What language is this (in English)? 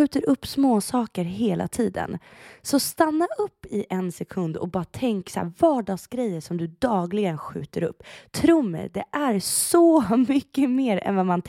Swedish